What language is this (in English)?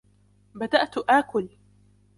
Arabic